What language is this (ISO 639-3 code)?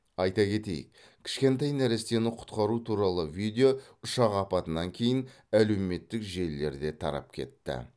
kaz